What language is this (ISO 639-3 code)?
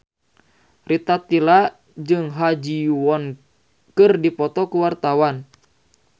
sun